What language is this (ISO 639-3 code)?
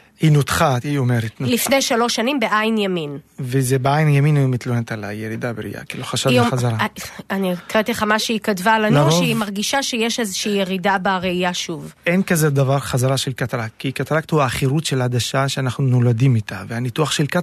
heb